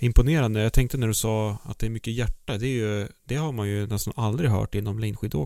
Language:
Swedish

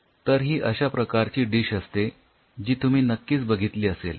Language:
Marathi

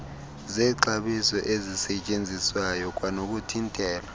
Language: Xhosa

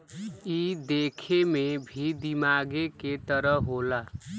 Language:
Bhojpuri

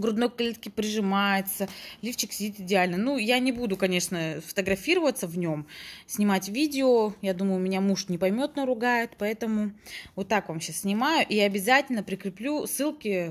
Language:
Russian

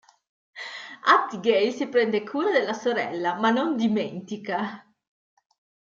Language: Italian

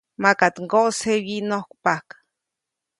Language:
Copainalá Zoque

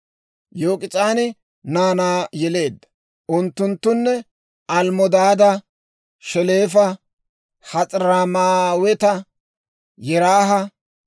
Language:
Dawro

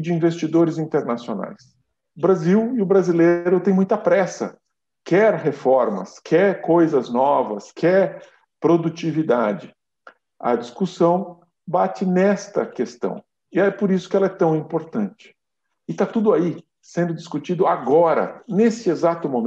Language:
Portuguese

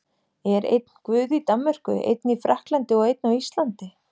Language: Icelandic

